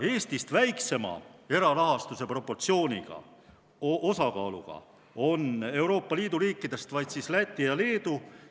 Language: Estonian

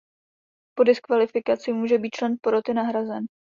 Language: Czech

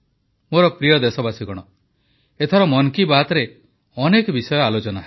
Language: Odia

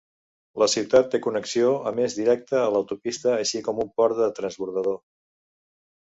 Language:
Catalan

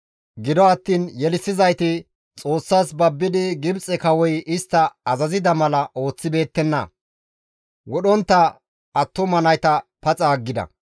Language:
Gamo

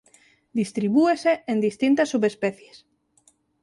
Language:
Galician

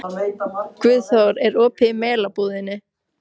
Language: Icelandic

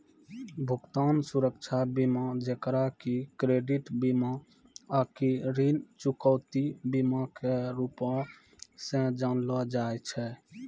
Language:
Maithili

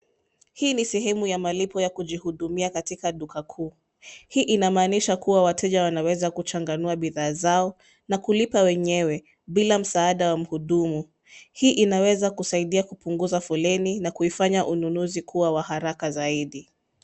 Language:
Swahili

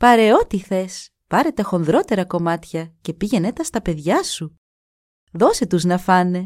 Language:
Greek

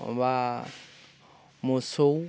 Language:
Bodo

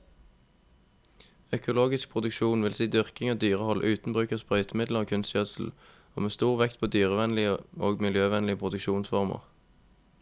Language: Norwegian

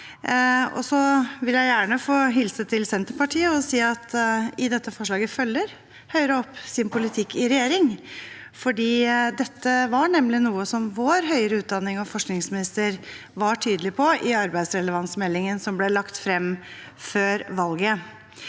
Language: Norwegian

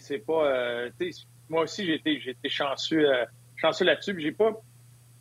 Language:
French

